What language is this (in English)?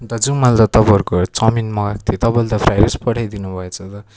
Nepali